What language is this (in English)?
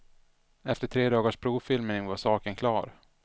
Swedish